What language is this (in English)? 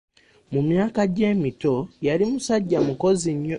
Ganda